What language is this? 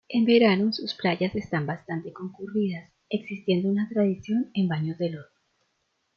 Spanish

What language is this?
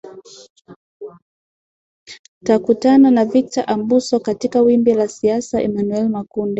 Swahili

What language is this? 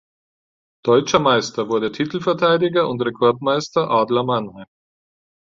German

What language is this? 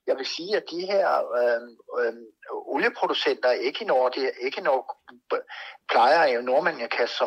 Danish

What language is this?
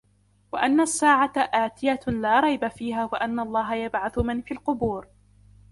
Arabic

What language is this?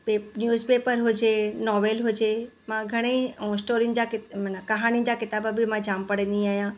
Sindhi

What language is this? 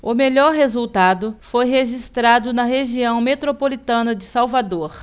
Portuguese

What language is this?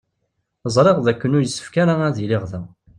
Kabyle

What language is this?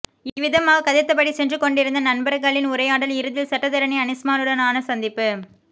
Tamil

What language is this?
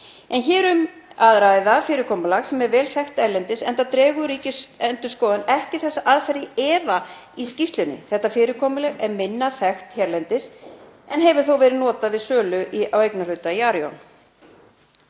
Icelandic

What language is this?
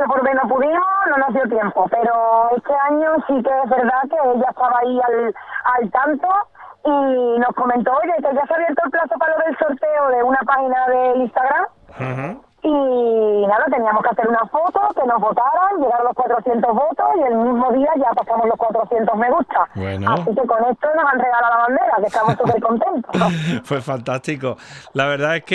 Spanish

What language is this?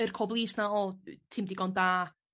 Welsh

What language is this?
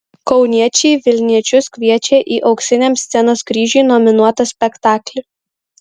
Lithuanian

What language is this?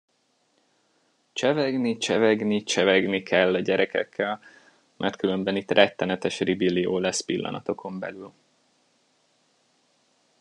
Hungarian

